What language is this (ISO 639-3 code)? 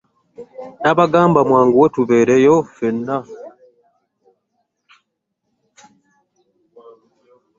lug